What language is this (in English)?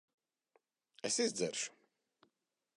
Latvian